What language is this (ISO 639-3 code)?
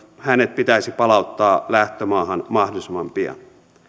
fin